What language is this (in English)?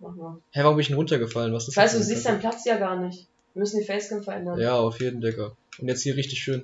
German